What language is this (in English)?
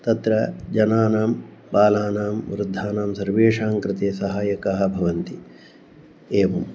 Sanskrit